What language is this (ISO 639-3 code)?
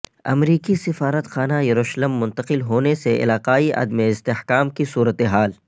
urd